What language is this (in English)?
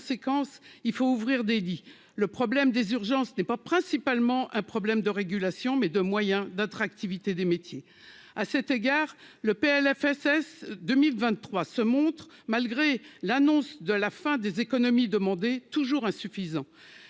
French